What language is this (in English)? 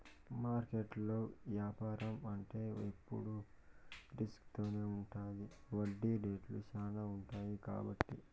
Telugu